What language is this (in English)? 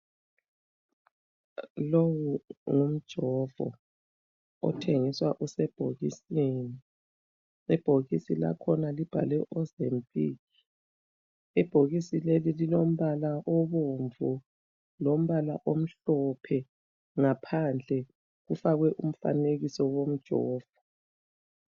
North Ndebele